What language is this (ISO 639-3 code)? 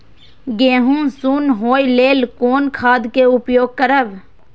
mai